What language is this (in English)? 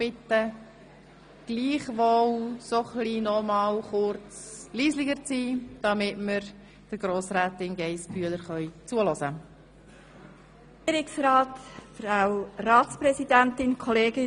Swiss German